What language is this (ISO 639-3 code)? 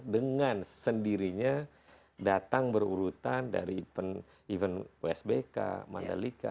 ind